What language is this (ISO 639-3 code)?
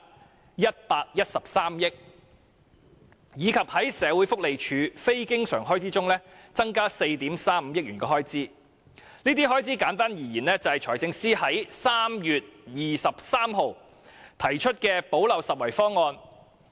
yue